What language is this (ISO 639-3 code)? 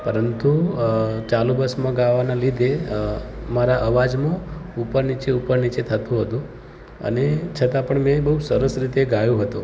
guj